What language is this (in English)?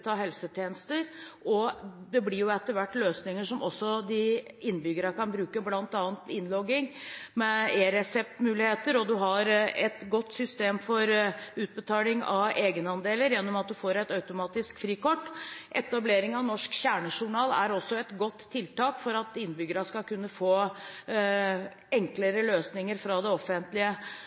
Norwegian Bokmål